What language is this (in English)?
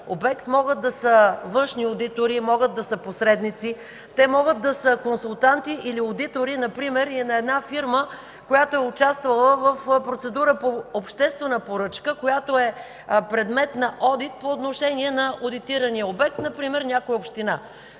Bulgarian